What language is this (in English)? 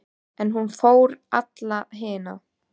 Icelandic